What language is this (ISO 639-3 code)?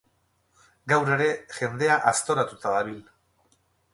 eus